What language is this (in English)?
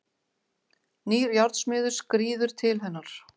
Icelandic